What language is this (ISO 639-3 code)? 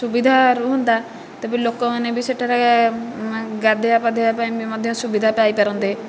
ori